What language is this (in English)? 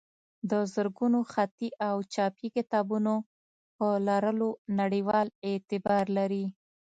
Pashto